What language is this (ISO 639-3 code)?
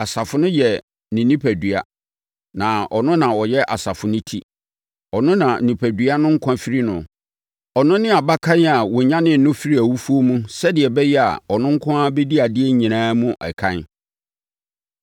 aka